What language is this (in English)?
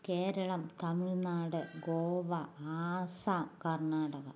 Malayalam